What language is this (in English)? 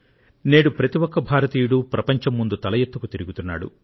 Telugu